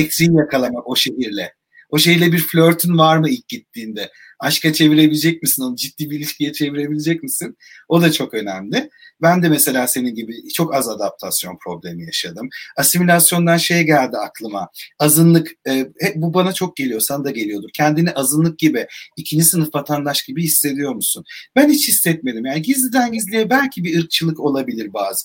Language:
Turkish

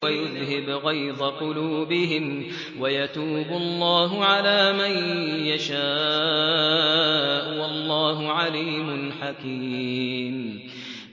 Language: Arabic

